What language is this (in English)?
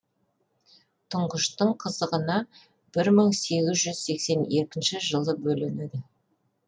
Kazakh